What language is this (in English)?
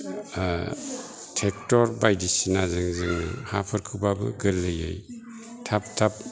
Bodo